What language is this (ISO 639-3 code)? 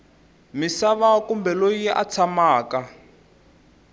tso